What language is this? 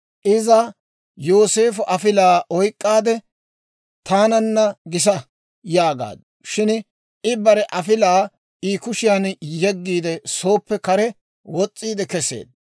Dawro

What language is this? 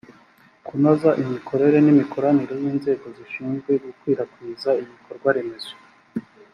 Kinyarwanda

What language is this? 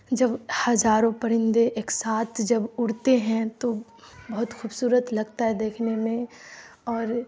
Urdu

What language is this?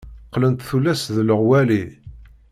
Kabyle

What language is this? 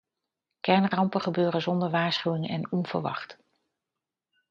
Dutch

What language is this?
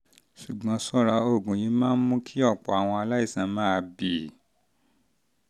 Yoruba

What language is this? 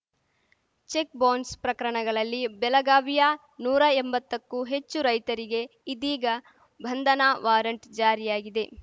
Kannada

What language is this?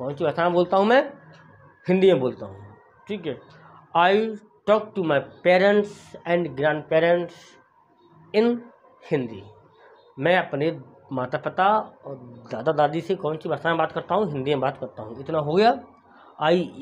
Hindi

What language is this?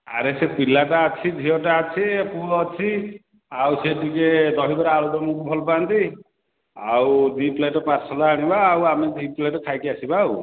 Odia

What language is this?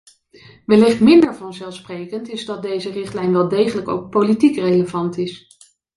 Dutch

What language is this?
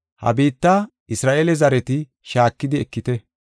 Gofa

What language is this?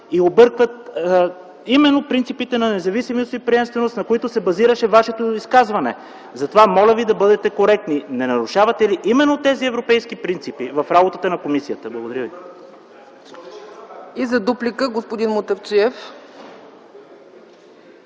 Bulgarian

